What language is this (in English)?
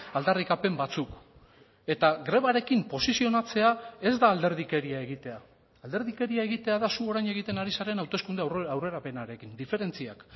Basque